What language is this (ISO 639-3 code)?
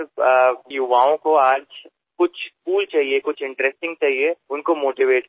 mar